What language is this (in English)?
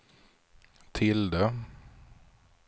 Swedish